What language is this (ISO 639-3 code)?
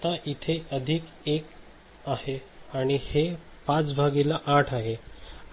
mar